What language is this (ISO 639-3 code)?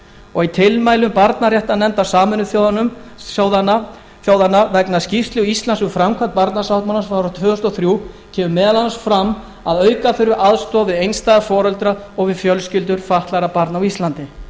isl